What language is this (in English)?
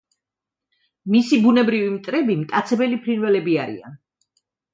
Georgian